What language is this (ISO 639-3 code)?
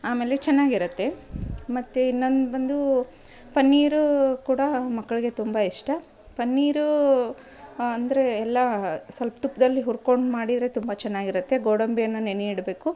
kan